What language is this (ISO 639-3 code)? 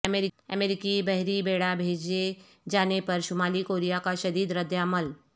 urd